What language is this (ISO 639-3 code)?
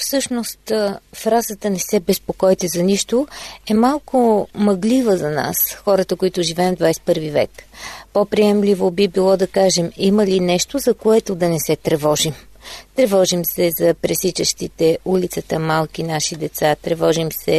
bul